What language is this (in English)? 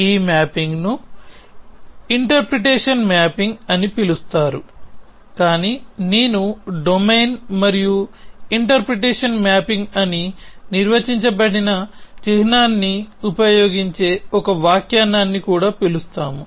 Telugu